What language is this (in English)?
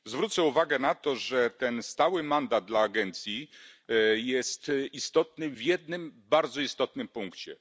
Polish